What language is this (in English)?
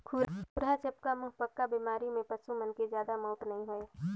Chhattisgarhi